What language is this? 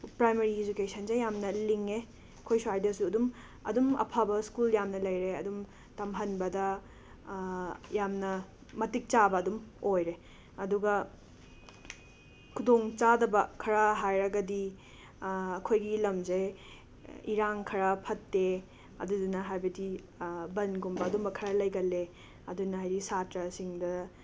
Manipuri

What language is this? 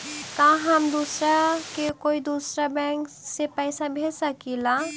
Magahi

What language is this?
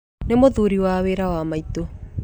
Kikuyu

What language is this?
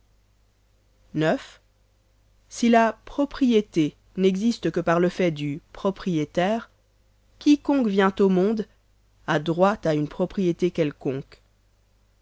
French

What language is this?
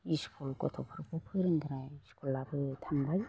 Bodo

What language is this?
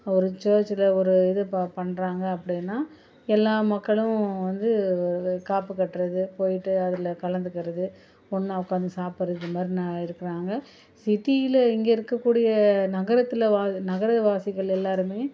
Tamil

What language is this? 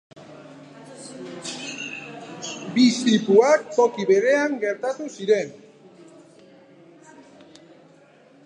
Basque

